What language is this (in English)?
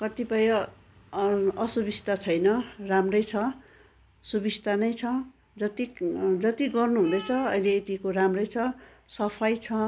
Nepali